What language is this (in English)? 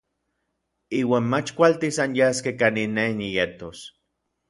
Orizaba Nahuatl